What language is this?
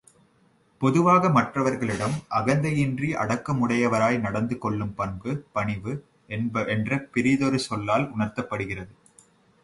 Tamil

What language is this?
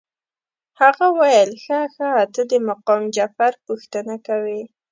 Pashto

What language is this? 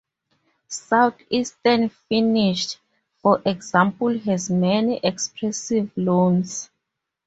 English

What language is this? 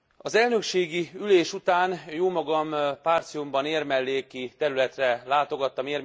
Hungarian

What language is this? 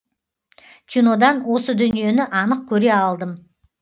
Kazakh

